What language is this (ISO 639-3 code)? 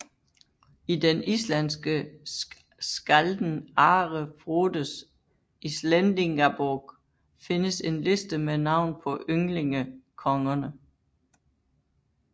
dan